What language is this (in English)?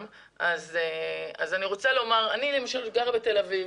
Hebrew